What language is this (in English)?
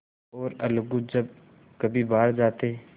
Hindi